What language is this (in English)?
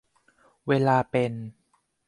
Thai